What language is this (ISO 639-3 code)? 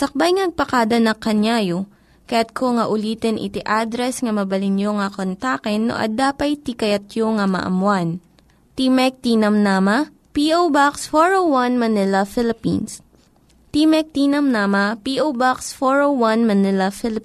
fil